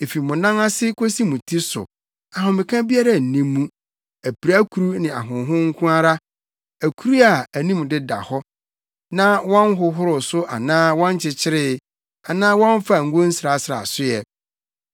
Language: Akan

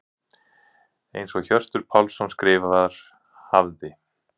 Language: Icelandic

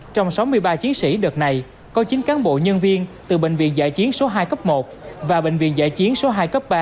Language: Vietnamese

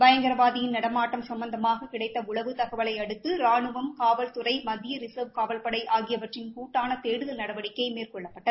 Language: Tamil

